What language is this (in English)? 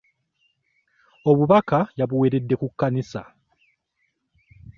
Ganda